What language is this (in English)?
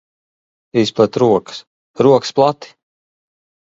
Latvian